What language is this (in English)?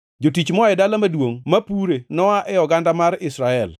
Luo (Kenya and Tanzania)